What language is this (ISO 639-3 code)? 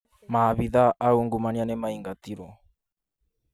kik